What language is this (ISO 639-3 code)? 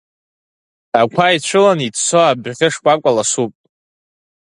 abk